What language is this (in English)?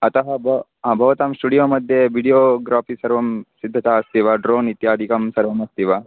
Sanskrit